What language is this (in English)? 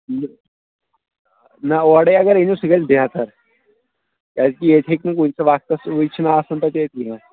Kashmiri